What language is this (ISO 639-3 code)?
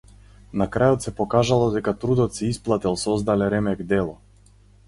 mkd